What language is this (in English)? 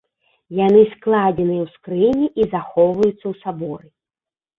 Belarusian